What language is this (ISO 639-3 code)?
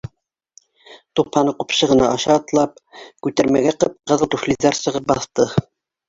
bak